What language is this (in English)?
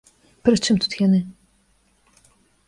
Belarusian